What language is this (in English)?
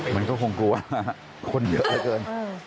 Thai